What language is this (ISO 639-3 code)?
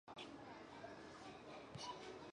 zho